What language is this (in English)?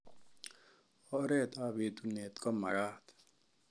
Kalenjin